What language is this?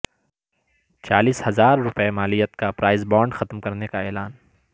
Urdu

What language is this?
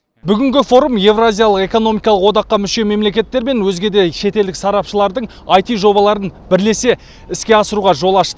Kazakh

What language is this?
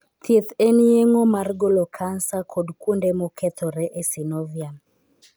Luo (Kenya and Tanzania)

